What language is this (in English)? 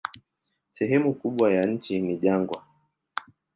Swahili